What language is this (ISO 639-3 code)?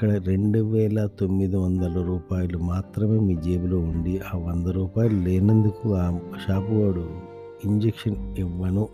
tel